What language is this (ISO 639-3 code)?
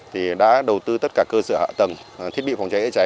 vie